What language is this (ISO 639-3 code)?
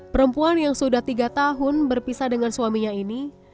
ind